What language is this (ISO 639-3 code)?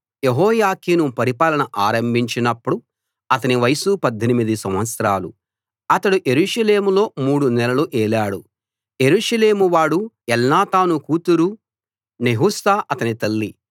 tel